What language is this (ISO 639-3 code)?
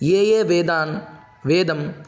san